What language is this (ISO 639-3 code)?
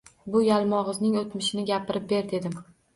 uzb